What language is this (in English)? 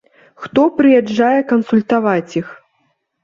Belarusian